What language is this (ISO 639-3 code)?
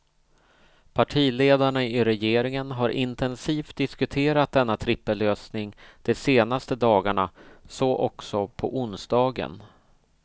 swe